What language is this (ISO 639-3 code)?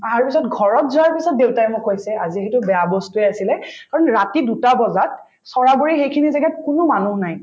asm